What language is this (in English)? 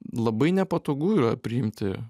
Lithuanian